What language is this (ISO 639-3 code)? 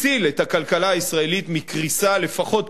heb